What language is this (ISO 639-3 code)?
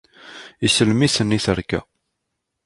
kab